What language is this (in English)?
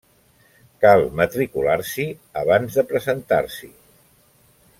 Catalan